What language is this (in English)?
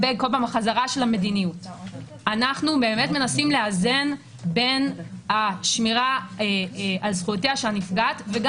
Hebrew